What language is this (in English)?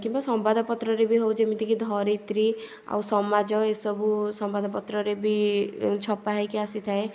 Odia